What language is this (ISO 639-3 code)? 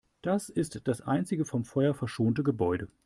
deu